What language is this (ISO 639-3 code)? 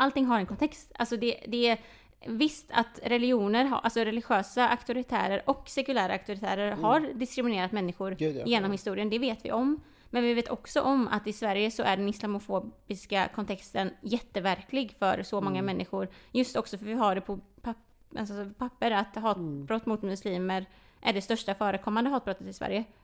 swe